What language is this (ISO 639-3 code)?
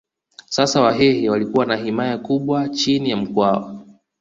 swa